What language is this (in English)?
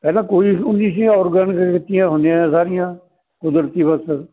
Punjabi